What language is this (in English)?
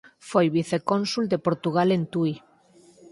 Galician